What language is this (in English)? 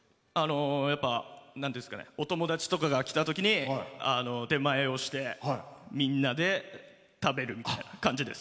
Japanese